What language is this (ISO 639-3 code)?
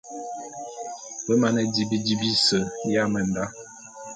bum